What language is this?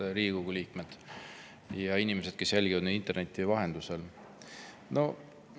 Estonian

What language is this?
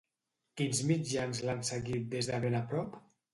Catalan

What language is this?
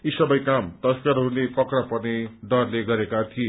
Nepali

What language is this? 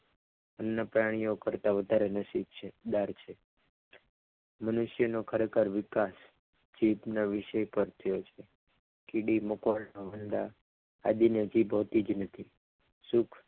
Gujarati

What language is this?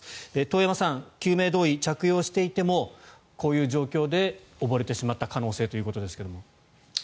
Japanese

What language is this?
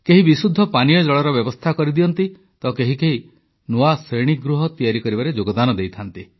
Odia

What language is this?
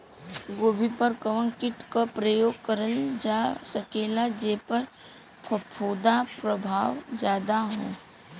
Bhojpuri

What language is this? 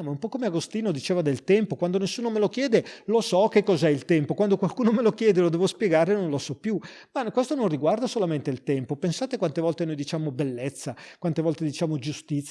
Italian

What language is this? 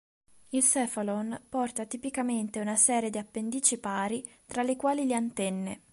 Italian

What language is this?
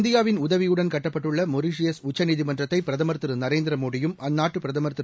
Tamil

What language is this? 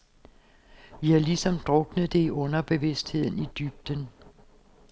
Danish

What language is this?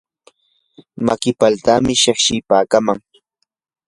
Yanahuanca Pasco Quechua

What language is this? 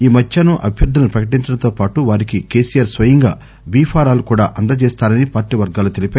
Telugu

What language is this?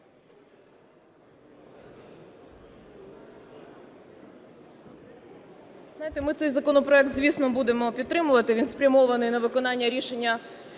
Ukrainian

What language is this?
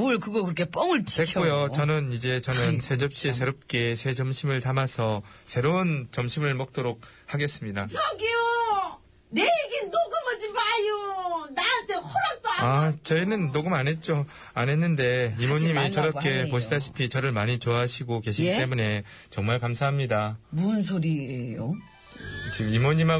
Korean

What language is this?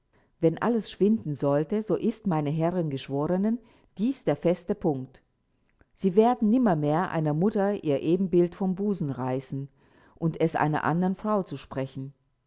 German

